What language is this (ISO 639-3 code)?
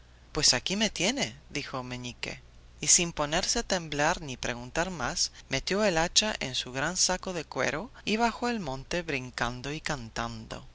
spa